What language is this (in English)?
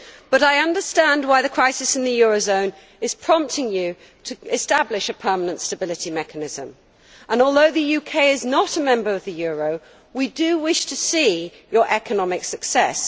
English